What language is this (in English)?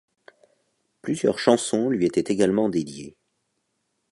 French